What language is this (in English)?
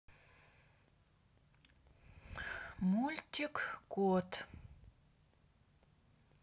Russian